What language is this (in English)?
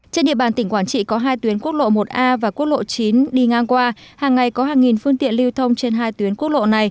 Vietnamese